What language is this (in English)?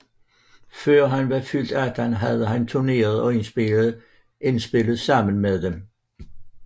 Danish